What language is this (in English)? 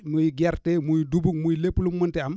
Wolof